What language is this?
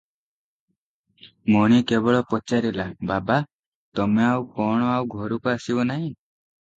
Odia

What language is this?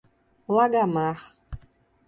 Portuguese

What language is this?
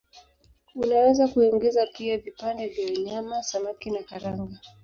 Swahili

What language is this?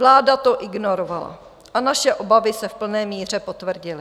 Czech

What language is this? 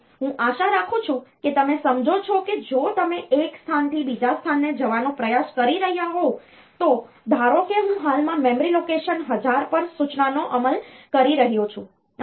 Gujarati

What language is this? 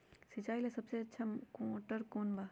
Magahi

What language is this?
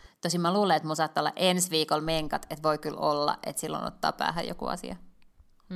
Finnish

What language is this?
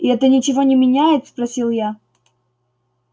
Russian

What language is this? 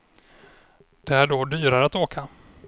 Swedish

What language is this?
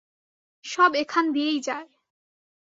Bangla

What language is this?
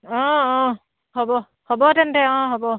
Assamese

